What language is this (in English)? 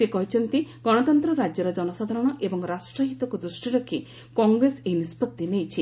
Odia